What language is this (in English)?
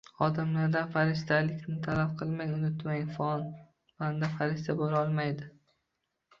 Uzbek